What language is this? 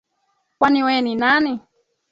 Swahili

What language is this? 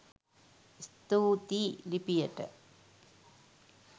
Sinhala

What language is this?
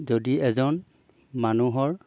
Assamese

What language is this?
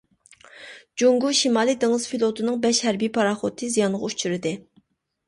Uyghur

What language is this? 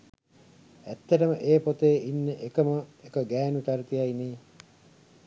Sinhala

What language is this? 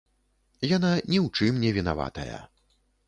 Belarusian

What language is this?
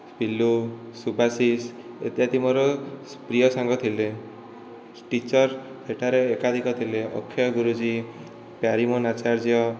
Odia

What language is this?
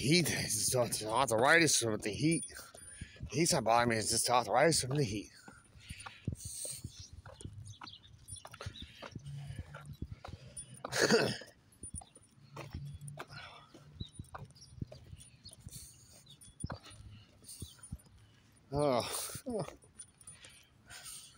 English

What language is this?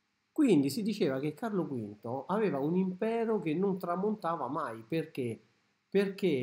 Italian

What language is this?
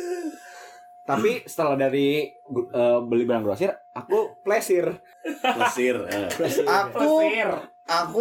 Indonesian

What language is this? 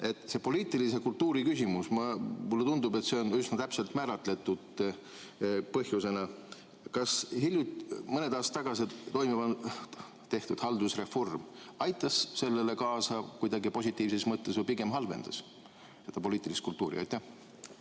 Estonian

